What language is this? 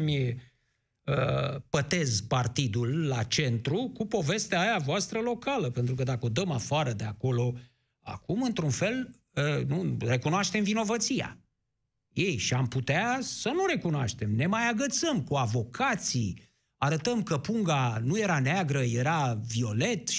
Romanian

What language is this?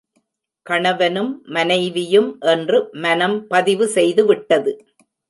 Tamil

